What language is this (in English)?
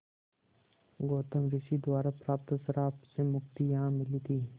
Hindi